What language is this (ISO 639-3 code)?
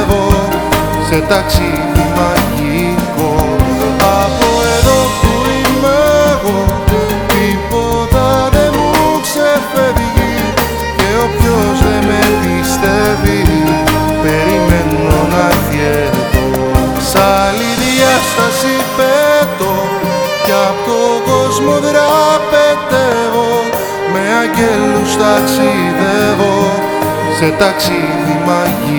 ell